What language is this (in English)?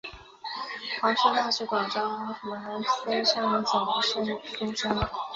Chinese